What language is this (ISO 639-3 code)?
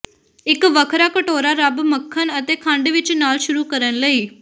pan